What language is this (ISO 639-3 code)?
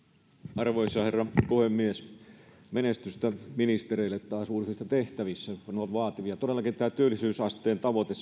fin